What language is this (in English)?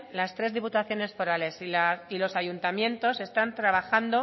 Spanish